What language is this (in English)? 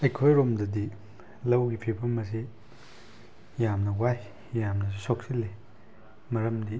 Manipuri